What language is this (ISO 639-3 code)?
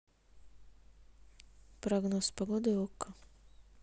rus